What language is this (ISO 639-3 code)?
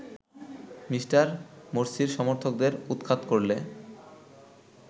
ben